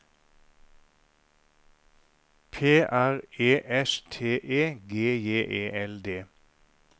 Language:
Norwegian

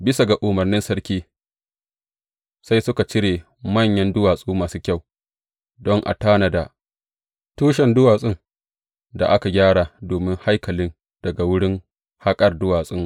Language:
Hausa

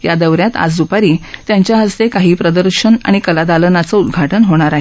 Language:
Marathi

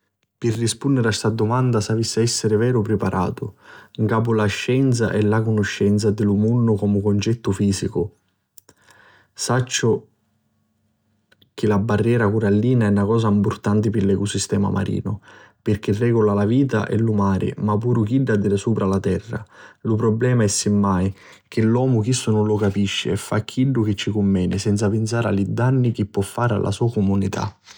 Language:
Sicilian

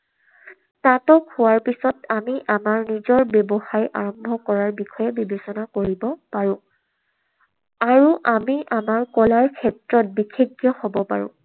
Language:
Assamese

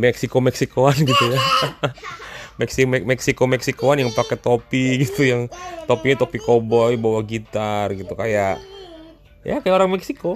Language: Indonesian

